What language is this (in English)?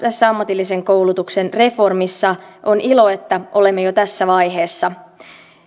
Finnish